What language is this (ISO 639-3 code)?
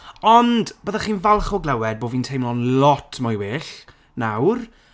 cym